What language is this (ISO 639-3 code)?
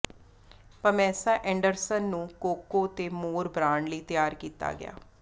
pan